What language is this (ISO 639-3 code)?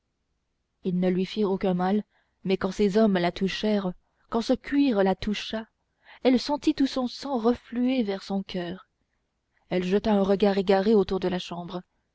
fra